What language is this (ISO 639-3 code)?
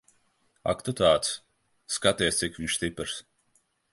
lav